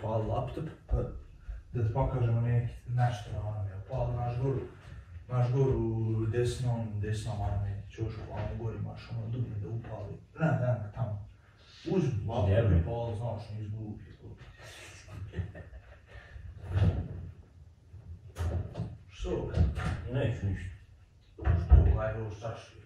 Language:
Romanian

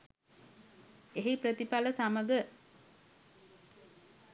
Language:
Sinhala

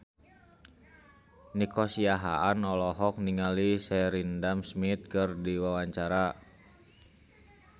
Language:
Sundanese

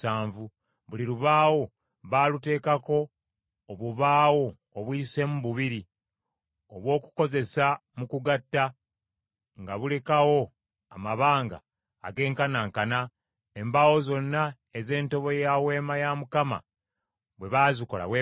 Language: Ganda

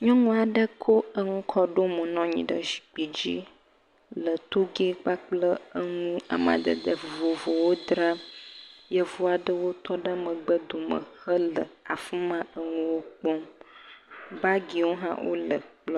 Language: Ewe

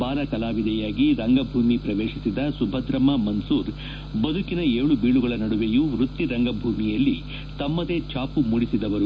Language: Kannada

